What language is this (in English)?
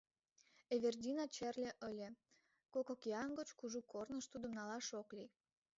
Mari